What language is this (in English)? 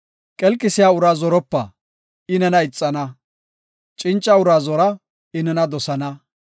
Gofa